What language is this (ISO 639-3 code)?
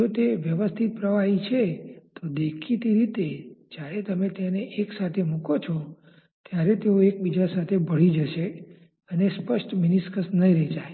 guj